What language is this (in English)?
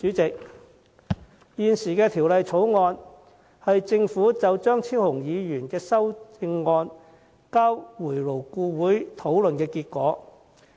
Cantonese